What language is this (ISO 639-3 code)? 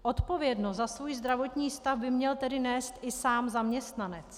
ces